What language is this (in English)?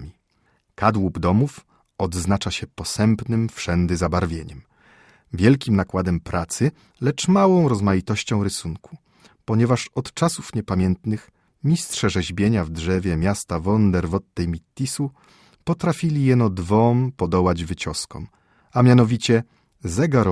Polish